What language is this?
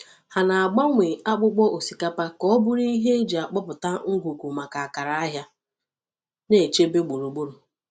Igbo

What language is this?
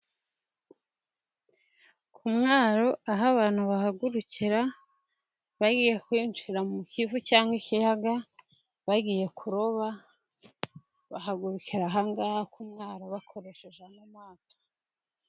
Kinyarwanda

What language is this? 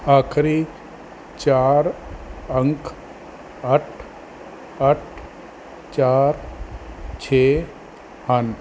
Punjabi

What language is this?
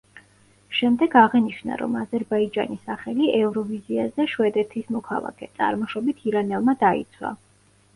Georgian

